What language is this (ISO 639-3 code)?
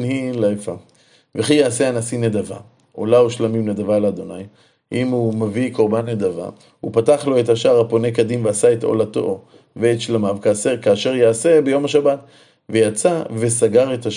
heb